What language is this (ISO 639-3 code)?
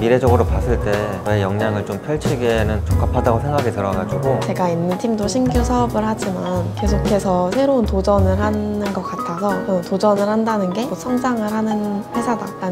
kor